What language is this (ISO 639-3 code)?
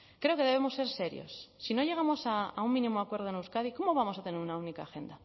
spa